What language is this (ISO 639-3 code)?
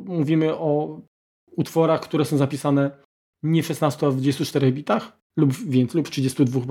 pol